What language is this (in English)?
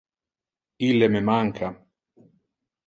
Interlingua